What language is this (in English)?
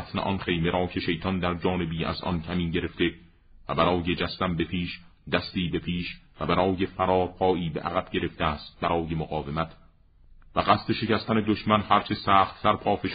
Persian